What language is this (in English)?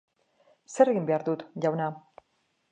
Basque